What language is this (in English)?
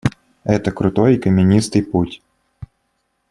Russian